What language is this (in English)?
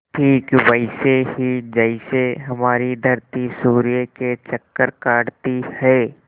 Hindi